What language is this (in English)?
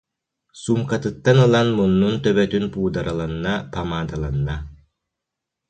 Yakut